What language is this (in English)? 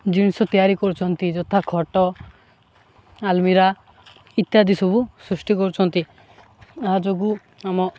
Odia